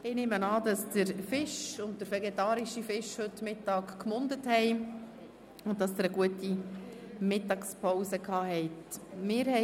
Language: Swiss German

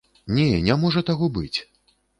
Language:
Belarusian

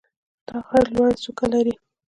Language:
Pashto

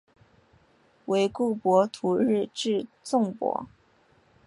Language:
Chinese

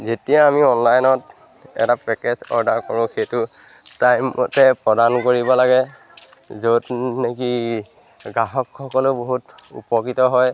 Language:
Assamese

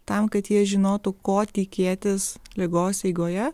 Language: Lithuanian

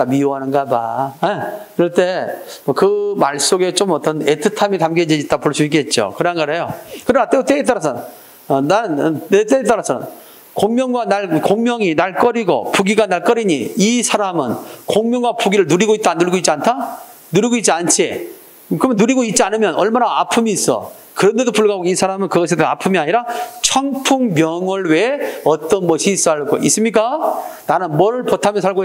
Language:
Korean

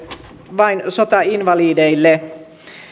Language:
Finnish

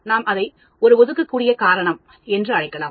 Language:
Tamil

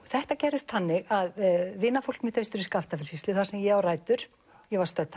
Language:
Icelandic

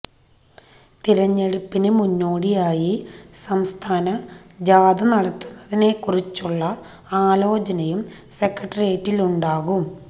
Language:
Malayalam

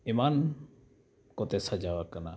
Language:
Santali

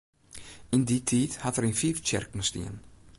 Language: Western Frisian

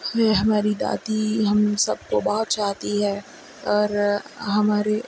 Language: Urdu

